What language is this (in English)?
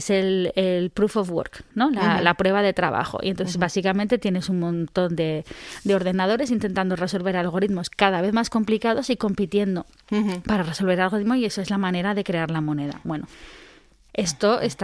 Spanish